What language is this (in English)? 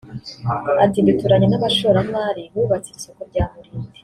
Kinyarwanda